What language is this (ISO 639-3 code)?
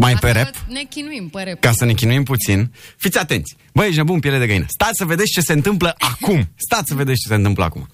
ron